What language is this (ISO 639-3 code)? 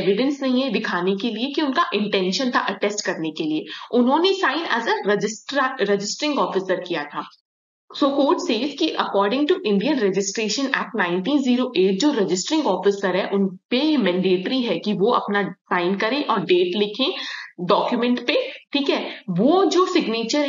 hin